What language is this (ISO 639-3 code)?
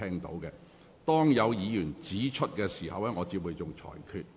yue